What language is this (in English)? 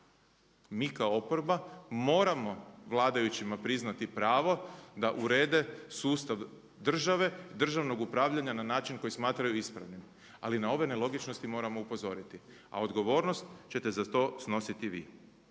Croatian